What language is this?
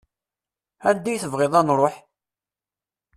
Kabyle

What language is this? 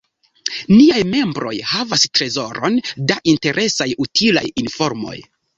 Esperanto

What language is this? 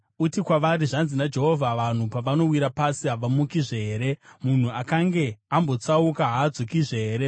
Shona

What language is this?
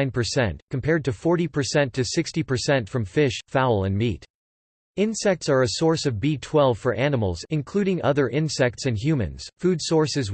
English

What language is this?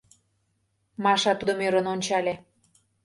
Mari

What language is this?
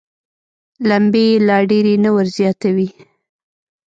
Pashto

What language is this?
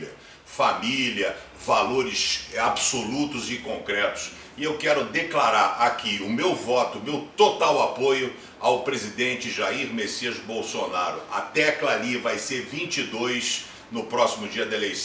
Portuguese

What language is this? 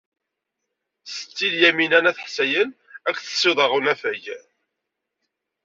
Kabyle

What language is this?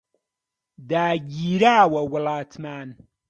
Central Kurdish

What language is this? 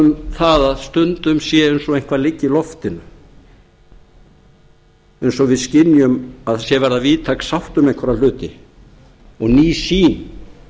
Icelandic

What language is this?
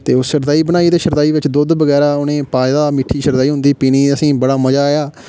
Dogri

